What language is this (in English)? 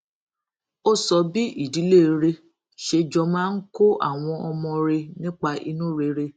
Yoruba